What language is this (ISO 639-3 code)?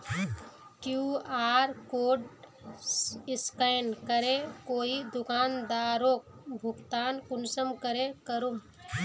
mag